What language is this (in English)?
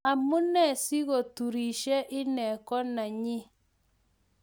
Kalenjin